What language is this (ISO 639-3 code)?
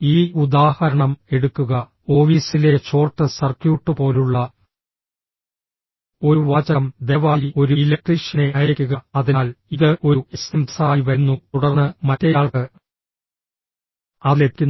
mal